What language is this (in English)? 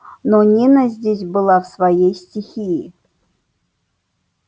Russian